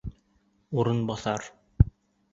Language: Bashkir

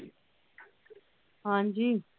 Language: Punjabi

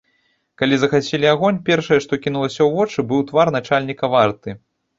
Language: Belarusian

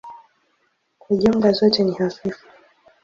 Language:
Swahili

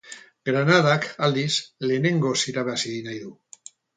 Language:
Basque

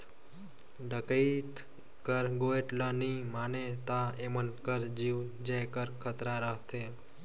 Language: Chhattisgarhi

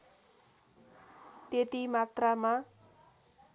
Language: Nepali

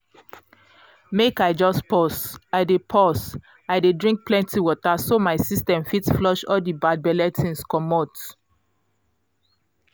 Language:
Nigerian Pidgin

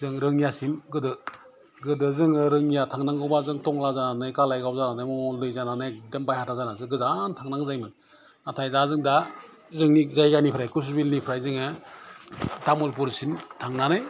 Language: Bodo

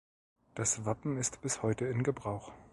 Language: German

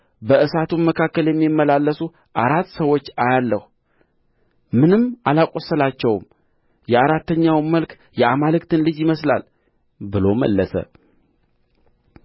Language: Amharic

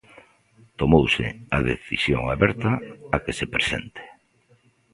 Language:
Galician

